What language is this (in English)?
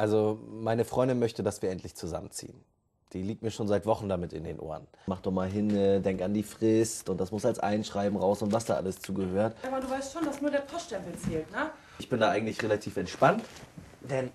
German